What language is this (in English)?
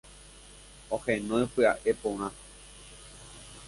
Guarani